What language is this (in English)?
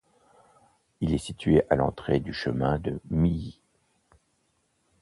French